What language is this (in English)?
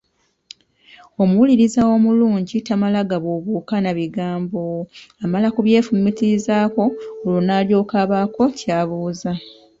Ganda